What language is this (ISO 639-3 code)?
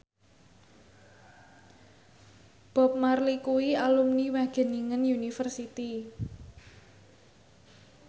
jav